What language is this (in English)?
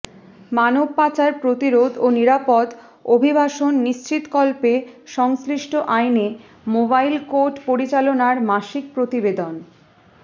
Bangla